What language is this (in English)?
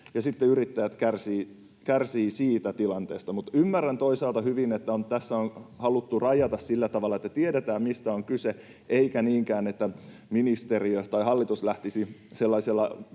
Finnish